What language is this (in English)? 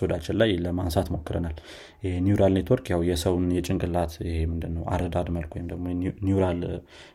Amharic